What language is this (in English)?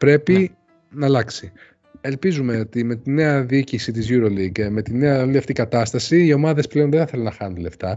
Greek